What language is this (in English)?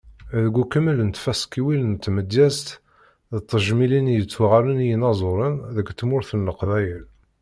Kabyle